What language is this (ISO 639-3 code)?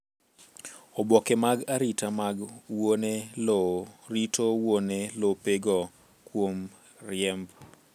luo